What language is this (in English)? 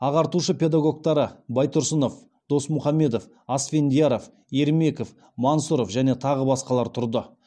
Kazakh